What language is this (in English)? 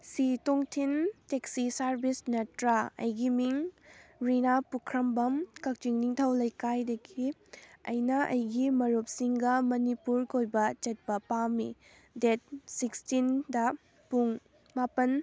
Manipuri